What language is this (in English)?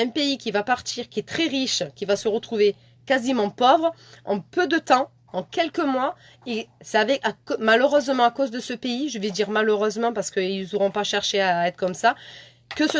French